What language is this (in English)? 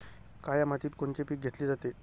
Marathi